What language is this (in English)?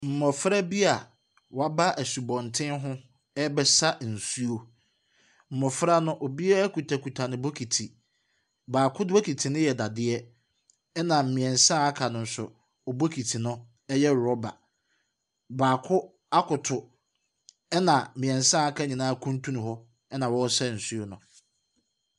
Akan